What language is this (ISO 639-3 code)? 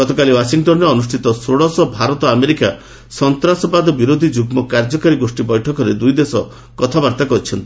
ori